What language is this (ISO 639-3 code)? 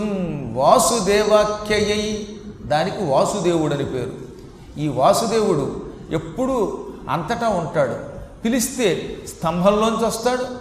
tel